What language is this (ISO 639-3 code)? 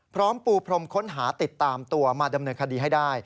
tha